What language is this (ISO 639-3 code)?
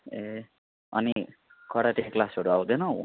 nep